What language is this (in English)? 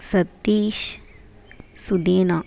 Tamil